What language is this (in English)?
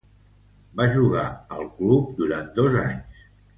Catalan